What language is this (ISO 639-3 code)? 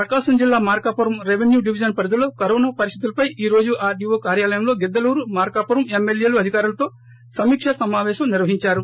tel